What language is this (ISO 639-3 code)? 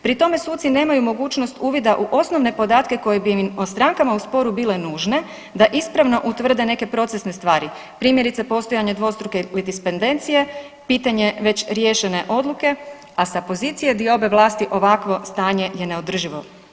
hrv